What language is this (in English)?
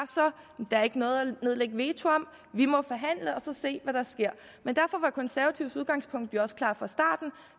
Danish